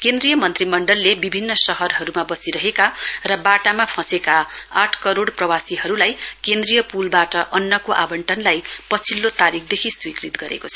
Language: Nepali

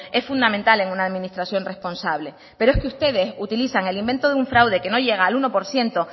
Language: Spanish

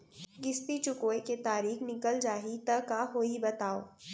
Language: Chhattisgarhi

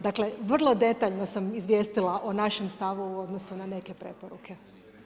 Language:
Croatian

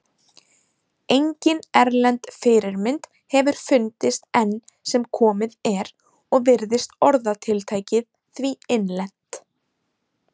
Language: Icelandic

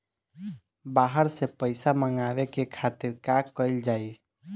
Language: Bhojpuri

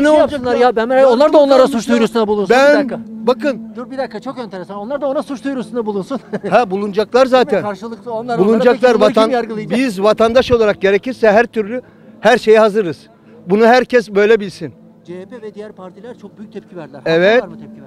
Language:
Turkish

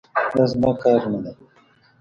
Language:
Pashto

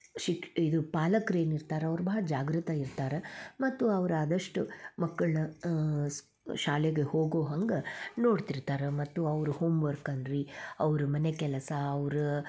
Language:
Kannada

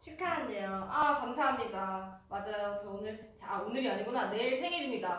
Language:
Korean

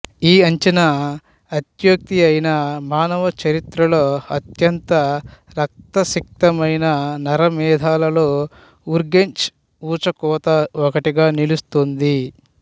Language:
Telugu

